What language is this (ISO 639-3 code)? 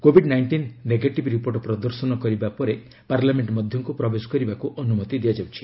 ori